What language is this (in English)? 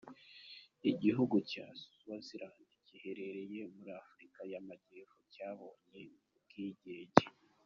Kinyarwanda